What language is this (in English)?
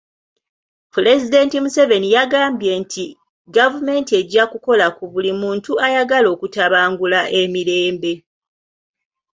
Ganda